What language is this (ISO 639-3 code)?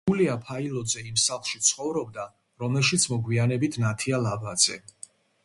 kat